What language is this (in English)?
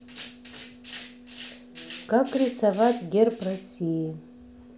Russian